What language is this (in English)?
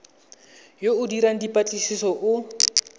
Tswana